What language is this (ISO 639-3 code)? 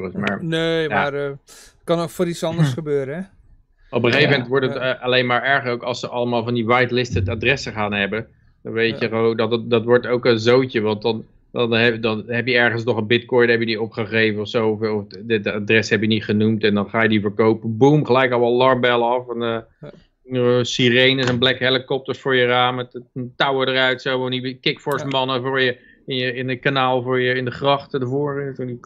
nld